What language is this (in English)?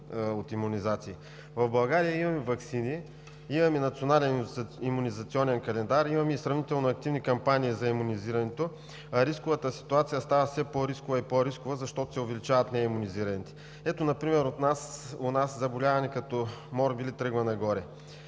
Bulgarian